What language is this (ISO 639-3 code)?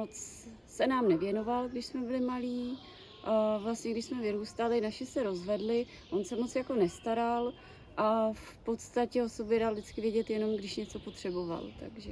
ces